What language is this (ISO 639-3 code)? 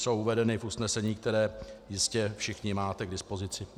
ces